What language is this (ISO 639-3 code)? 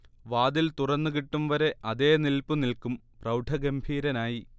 mal